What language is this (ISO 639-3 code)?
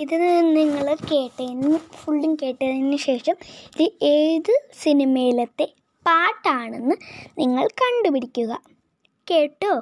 mal